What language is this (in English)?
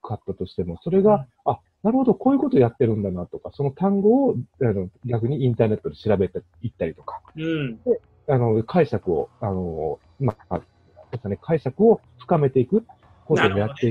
Japanese